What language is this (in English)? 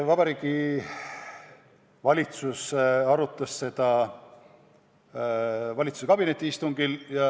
Estonian